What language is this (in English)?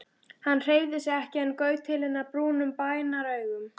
Icelandic